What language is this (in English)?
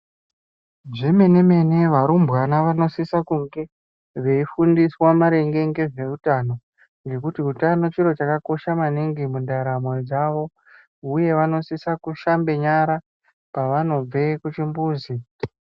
Ndau